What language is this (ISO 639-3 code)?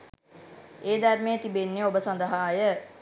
sin